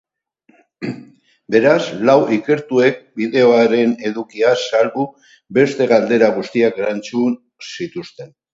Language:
Basque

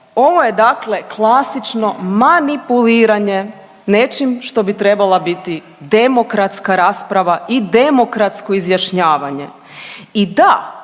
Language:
Croatian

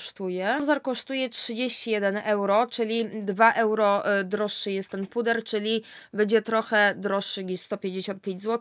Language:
Polish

